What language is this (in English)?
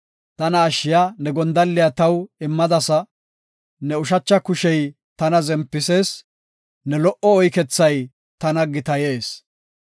Gofa